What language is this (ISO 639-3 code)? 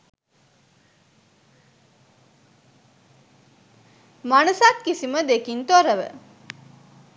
sin